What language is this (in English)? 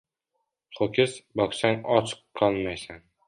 Uzbek